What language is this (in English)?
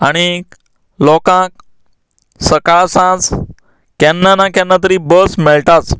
Konkani